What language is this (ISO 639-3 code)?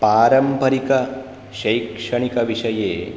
san